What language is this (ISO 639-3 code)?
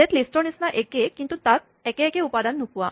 asm